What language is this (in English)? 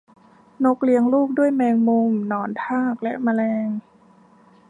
Thai